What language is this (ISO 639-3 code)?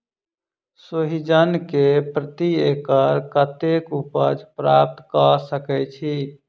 mai